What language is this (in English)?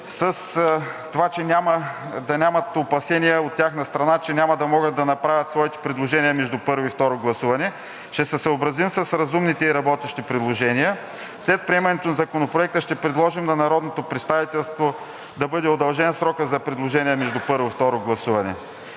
Bulgarian